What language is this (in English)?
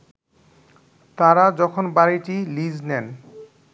Bangla